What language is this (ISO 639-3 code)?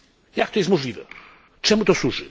pol